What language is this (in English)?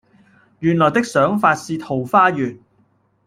Cantonese